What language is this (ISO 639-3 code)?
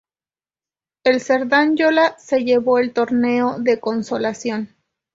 spa